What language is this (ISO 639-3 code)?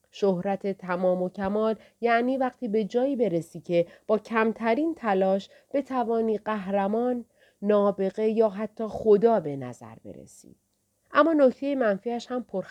fas